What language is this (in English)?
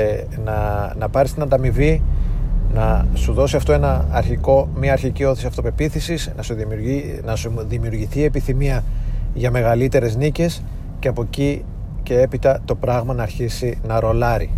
Greek